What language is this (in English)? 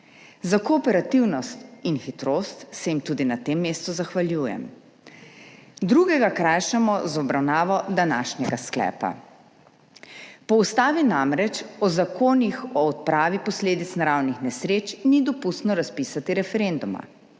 Slovenian